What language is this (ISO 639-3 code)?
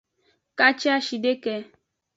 ajg